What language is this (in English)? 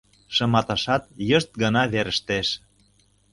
Mari